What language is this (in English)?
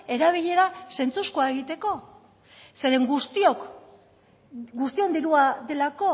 Basque